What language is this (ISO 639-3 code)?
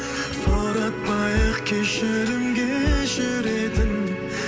kaz